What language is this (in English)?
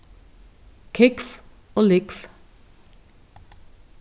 Faroese